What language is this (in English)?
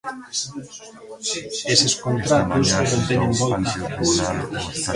Galician